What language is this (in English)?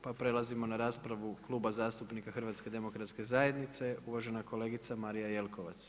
Croatian